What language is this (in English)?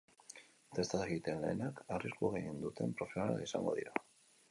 Basque